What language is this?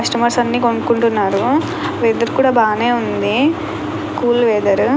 Telugu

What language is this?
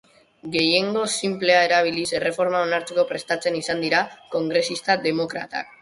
Basque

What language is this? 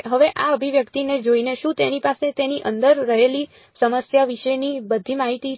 Gujarati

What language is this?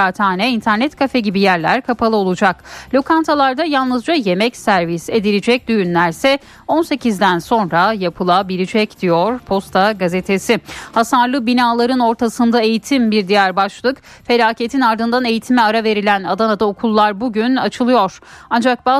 Turkish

